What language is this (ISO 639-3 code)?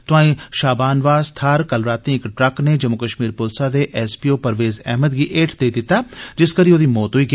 doi